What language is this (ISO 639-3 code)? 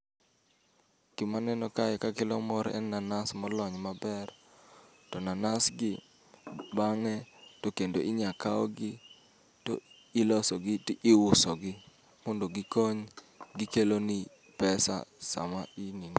luo